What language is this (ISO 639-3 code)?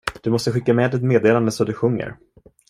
swe